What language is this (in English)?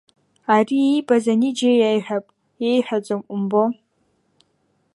Abkhazian